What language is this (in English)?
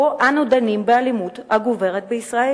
Hebrew